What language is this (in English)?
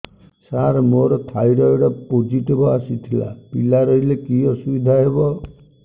Odia